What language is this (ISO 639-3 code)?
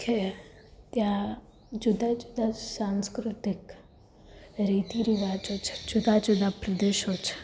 guj